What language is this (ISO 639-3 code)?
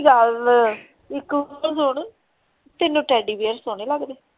pan